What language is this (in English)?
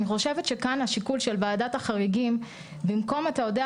Hebrew